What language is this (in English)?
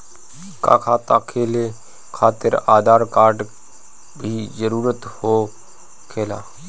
Bhojpuri